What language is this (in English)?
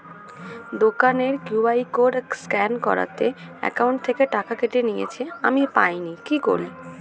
Bangla